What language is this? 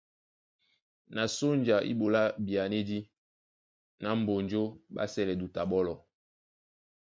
Duala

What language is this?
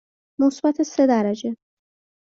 Persian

